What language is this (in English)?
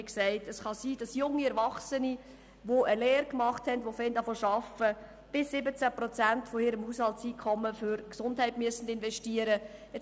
Swiss German